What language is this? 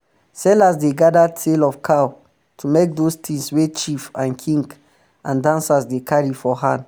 Nigerian Pidgin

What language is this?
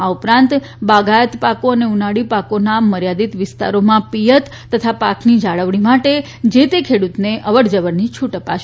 Gujarati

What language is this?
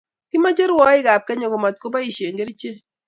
Kalenjin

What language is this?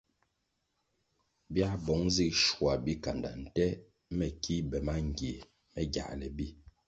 Kwasio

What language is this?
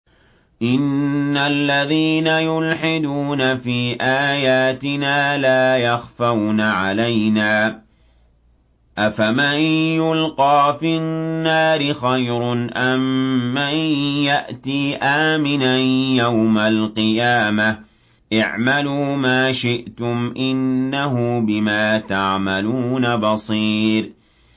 Arabic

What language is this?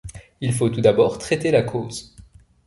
French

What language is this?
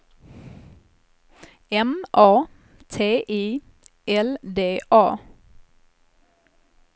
Swedish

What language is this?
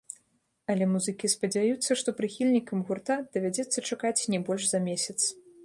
Belarusian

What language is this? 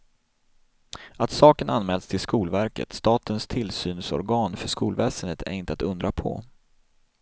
Swedish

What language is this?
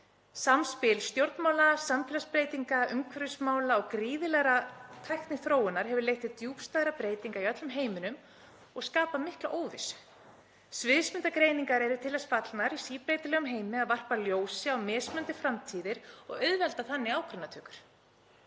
Icelandic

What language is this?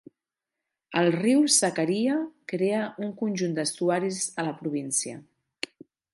Catalan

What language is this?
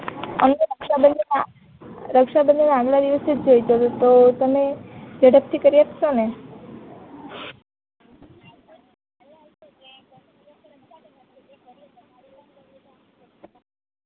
Gujarati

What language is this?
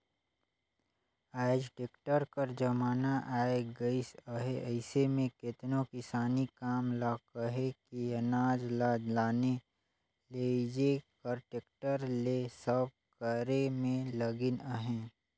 Chhattisgarhi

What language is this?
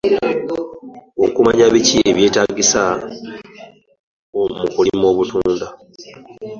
Ganda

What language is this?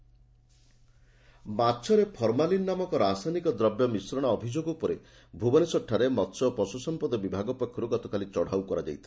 Odia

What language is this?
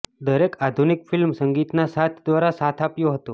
Gujarati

